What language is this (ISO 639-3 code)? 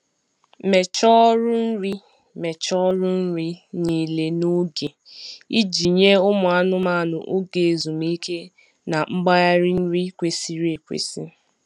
ibo